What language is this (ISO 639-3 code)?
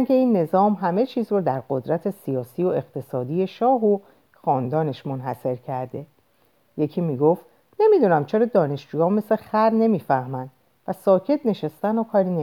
fas